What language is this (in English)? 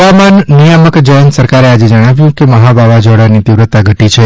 Gujarati